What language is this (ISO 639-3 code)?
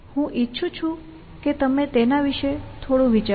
guj